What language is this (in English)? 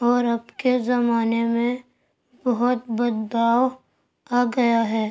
Urdu